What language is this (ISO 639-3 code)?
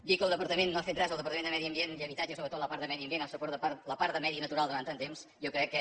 cat